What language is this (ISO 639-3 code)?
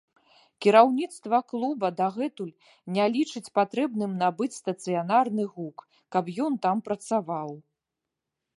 bel